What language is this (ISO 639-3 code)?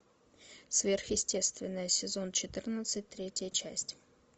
rus